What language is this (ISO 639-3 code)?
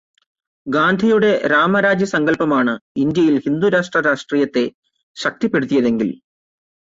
mal